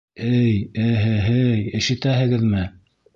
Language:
Bashkir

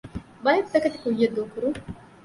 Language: Divehi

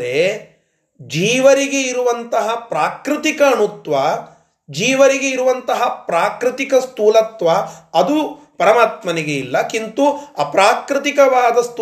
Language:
Kannada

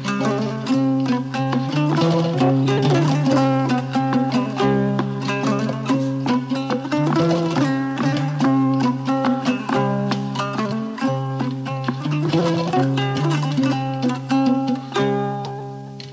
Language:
Fula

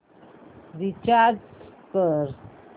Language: Marathi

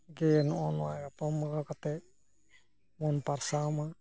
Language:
Santali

